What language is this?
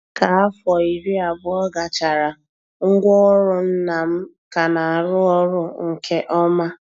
Igbo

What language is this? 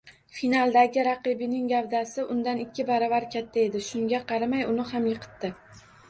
Uzbek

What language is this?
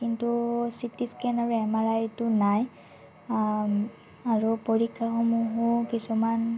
Assamese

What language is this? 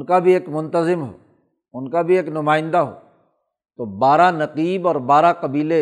Urdu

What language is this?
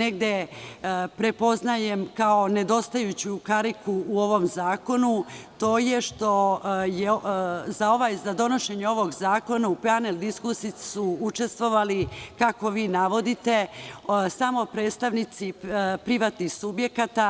Serbian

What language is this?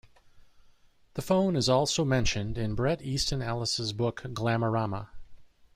English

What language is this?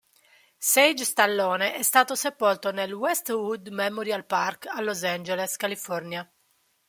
Italian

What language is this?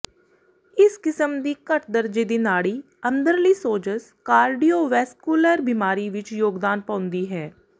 Punjabi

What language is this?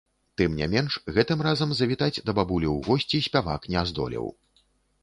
Belarusian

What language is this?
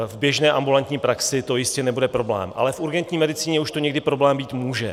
Czech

